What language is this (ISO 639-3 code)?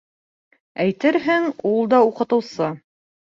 bak